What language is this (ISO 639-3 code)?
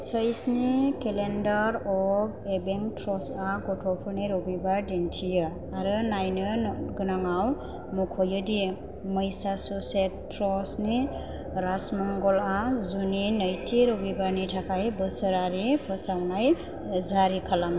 brx